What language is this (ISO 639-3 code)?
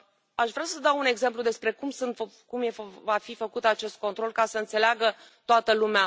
ron